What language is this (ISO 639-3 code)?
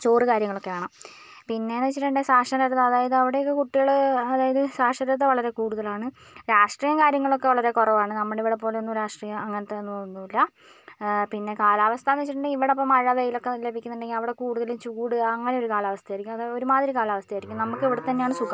mal